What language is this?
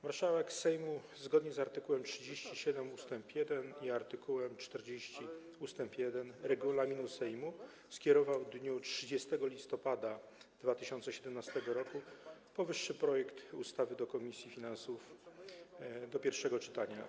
Polish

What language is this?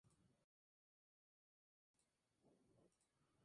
Spanish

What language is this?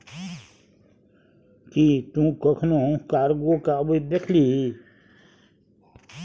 Maithili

